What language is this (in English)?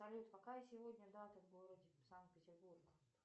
Russian